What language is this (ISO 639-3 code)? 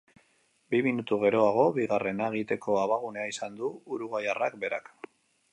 eus